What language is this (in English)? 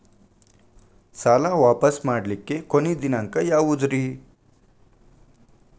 Kannada